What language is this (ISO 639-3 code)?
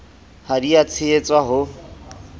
sot